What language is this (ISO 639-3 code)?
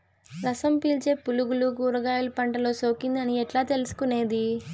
tel